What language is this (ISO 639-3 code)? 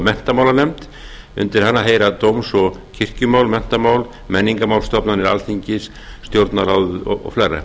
isl